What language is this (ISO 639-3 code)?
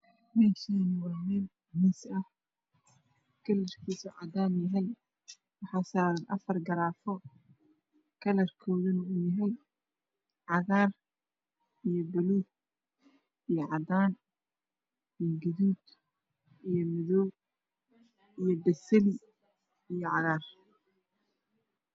som